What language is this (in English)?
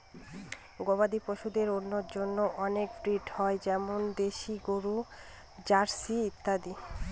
Bangla